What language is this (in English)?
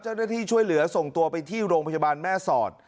Thai